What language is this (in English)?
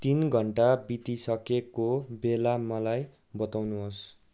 Nepali